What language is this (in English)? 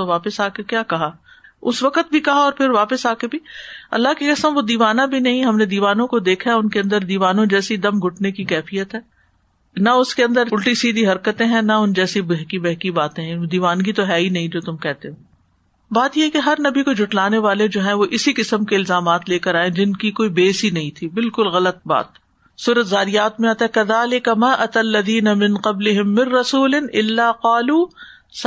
Urdu